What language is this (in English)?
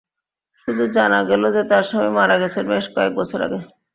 Bangla